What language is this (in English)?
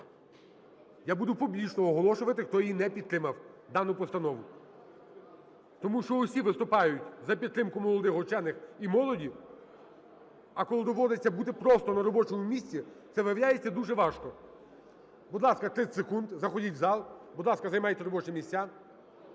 Ukrainian